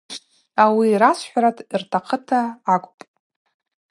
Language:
Abaza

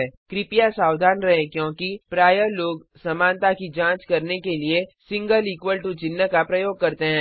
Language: Hindi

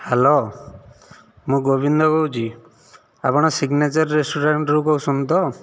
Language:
Odia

